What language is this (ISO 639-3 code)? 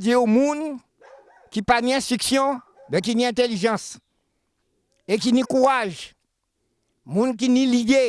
fra